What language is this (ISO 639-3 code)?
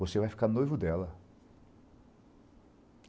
por